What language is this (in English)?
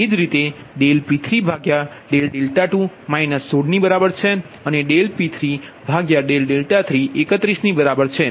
Gujarati